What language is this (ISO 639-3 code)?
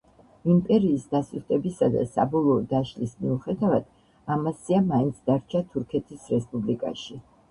kat